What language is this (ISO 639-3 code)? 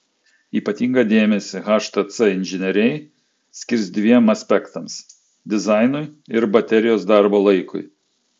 lit